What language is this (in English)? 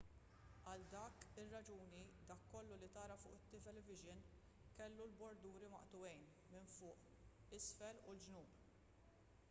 Maltese